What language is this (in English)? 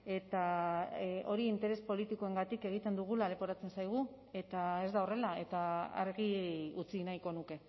Basque